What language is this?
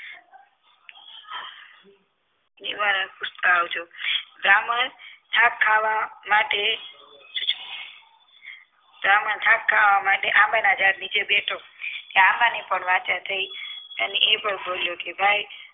Gujarati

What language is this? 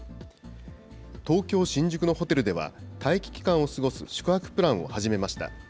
Japanese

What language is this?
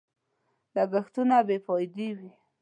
Pashto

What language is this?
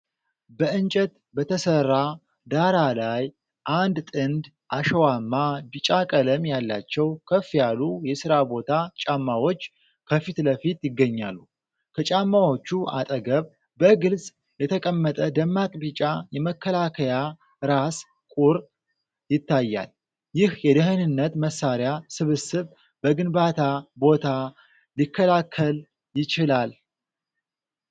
Amharic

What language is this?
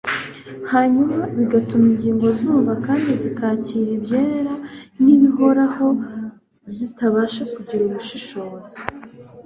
Kinyarwanda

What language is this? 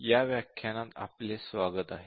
Marathi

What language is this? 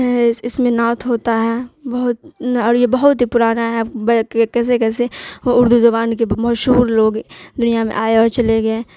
Urdu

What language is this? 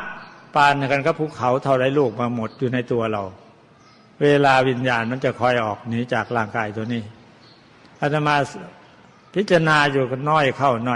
Thai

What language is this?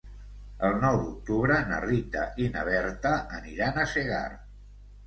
Catalan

